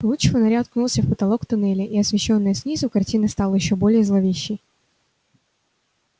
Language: Russian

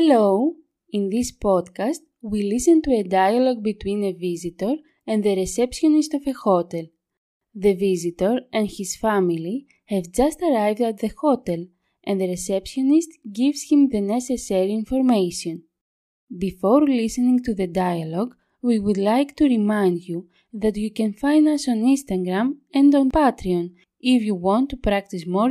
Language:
Greek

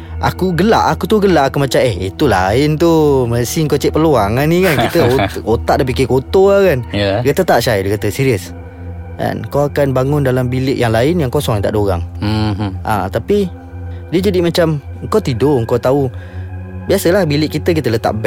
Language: Malay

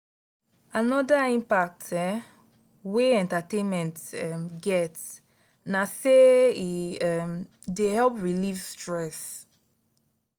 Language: Nigerian Pidgin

